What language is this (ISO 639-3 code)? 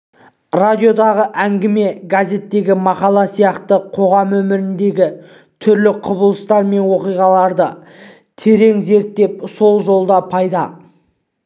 kaz